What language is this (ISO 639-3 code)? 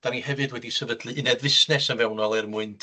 cym